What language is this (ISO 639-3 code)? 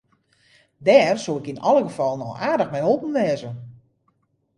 fry